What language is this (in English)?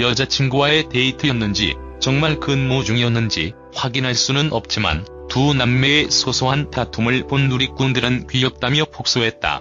Korean